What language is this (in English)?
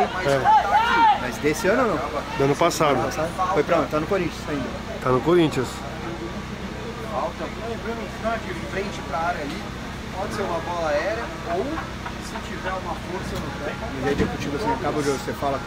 Portuguese